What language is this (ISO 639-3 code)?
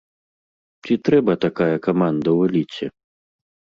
bel